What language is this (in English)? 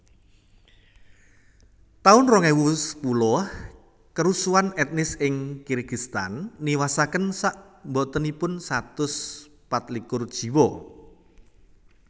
Javanese